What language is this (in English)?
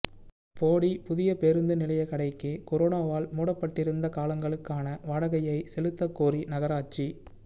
Tamil